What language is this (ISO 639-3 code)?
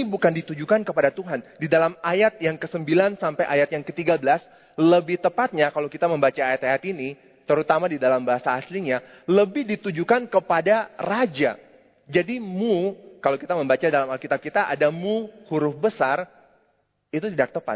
ind